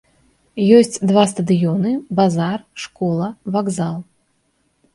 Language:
Belarusian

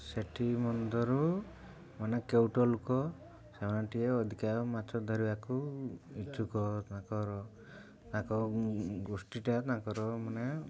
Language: Odia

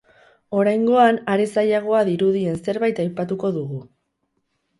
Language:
Basque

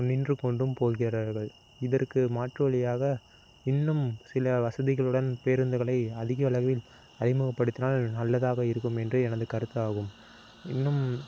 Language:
Tamil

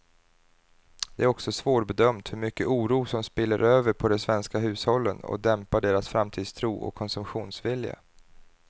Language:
Swedish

